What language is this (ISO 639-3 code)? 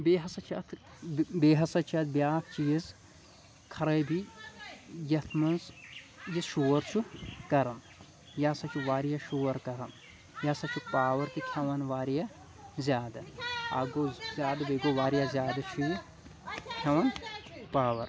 kas